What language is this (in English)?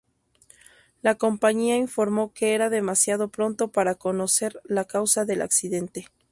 Spanish